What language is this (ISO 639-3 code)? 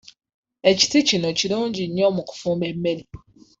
lug